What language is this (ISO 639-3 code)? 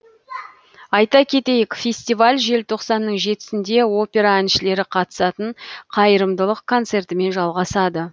kaz